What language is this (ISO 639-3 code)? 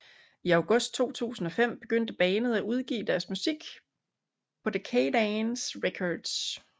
dan